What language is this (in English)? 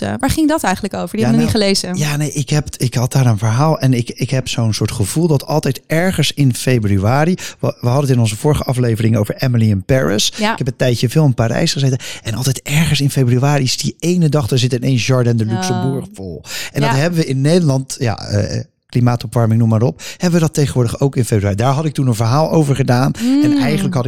Dutch